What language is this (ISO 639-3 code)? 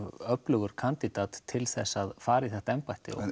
isl